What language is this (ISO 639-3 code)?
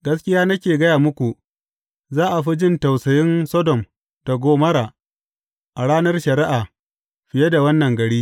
hau